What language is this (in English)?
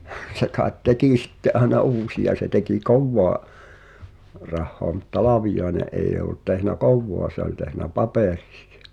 Finnish